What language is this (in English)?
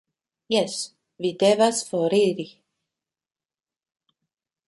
Esperanto